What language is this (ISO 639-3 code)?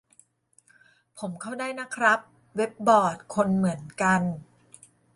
tha